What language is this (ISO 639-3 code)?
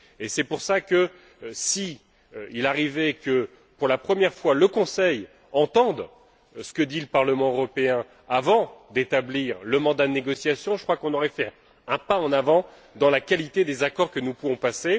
fra